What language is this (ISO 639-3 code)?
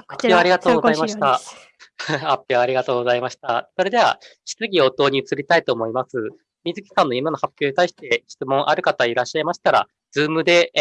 jpn